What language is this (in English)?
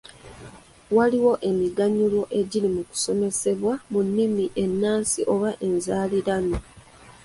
Ganda